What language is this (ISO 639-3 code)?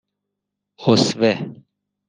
fas